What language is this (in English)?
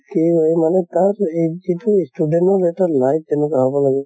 Assamese